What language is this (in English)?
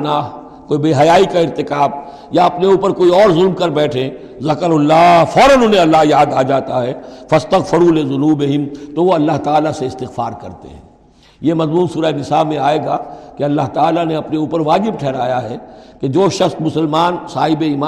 Urdu